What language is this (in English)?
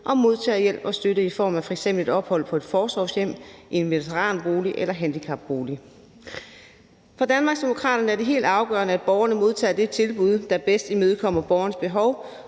Danish